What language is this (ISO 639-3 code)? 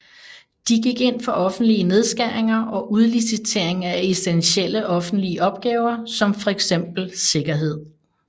dan